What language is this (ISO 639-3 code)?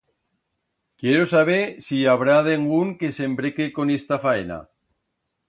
arg